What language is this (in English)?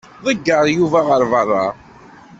Kabyle